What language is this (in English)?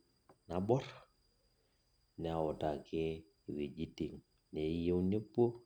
Masai